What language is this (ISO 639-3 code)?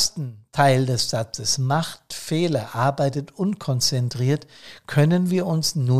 deu